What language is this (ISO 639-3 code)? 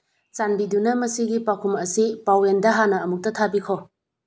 mni